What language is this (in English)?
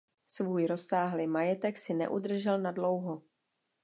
Czech